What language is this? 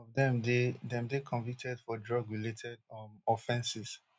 Nigerian Pidgin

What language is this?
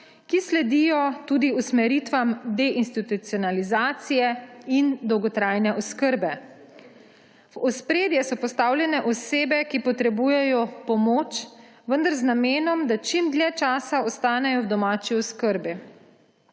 Slovenian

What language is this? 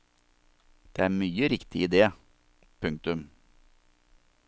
Norwegian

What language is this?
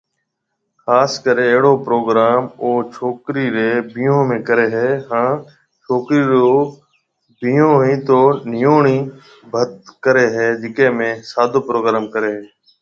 Marwari (Pakistan)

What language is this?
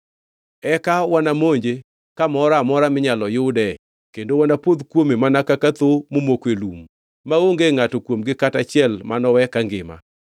Luo (Kenya and Tanzania)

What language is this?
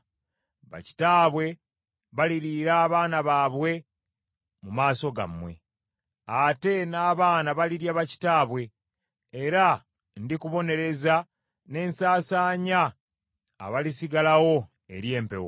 Ganda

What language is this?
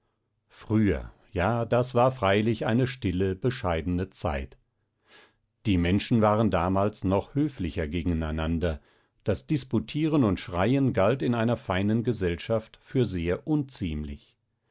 German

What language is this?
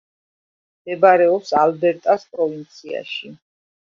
Georgian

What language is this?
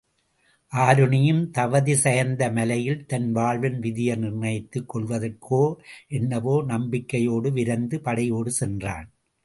Tamil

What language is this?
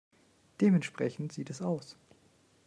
German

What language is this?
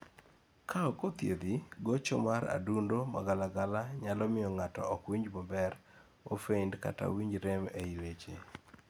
Luo (Kenya and Tanzania)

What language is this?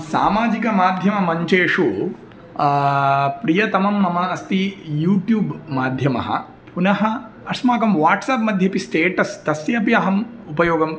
Sanskrit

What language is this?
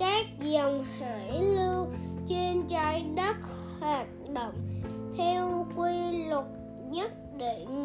Vietnamese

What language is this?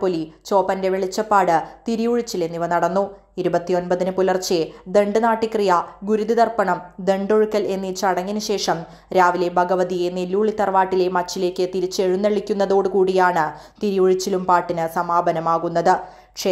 Malayalam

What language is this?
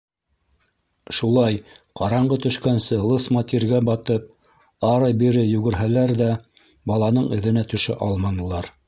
Bashkir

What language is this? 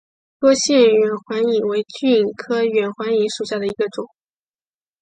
Chinese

